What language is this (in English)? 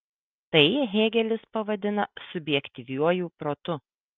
Lithuanian